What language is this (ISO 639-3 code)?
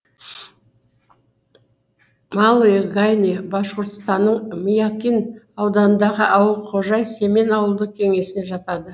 kaz